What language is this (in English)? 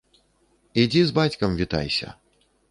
Belarusian